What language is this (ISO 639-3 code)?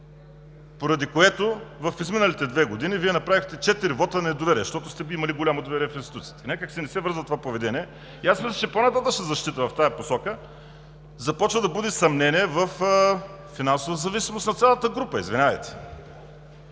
bul